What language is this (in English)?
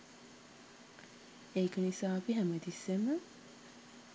Sinhala